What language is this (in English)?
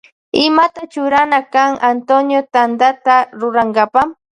Loja Highland Quichua